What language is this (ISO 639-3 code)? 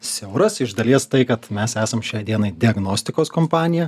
lit